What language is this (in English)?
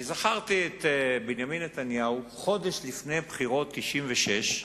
Hebrew